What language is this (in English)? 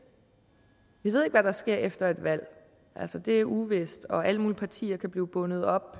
Danish